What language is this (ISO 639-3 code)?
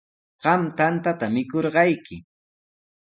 qws